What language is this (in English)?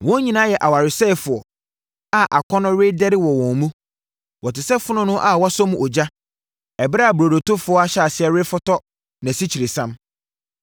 Akan